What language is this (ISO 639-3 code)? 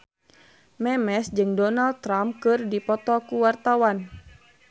sun